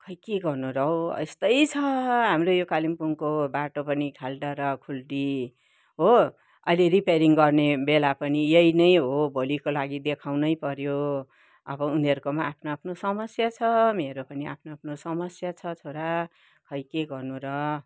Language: Nepali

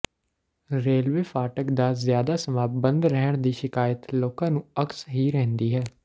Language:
Punjabi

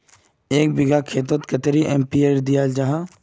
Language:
Magahi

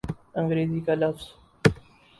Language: Urdu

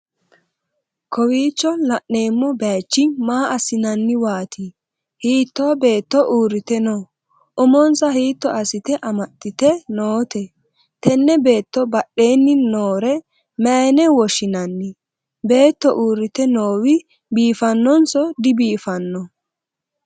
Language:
Sidamo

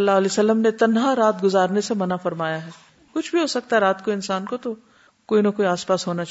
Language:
Urdu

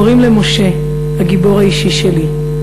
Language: Hebrew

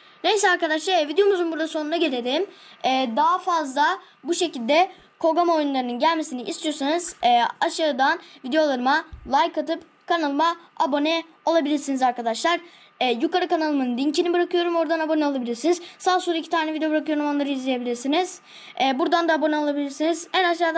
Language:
Turkish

